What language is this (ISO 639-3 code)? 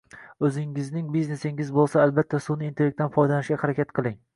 uzb